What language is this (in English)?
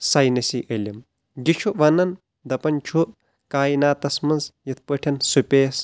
Kashmiri